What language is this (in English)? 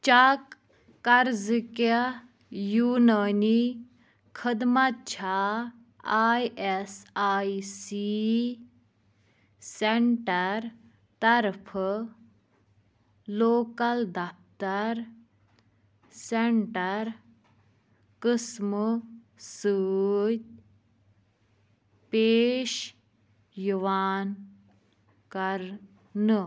Kashmiri